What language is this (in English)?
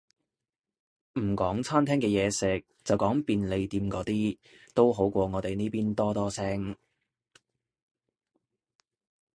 Cantonese